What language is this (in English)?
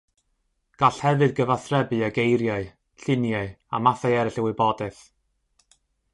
Welsh